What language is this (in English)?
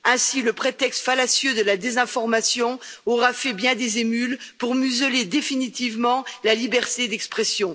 French